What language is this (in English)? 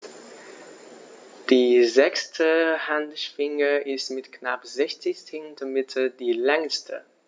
German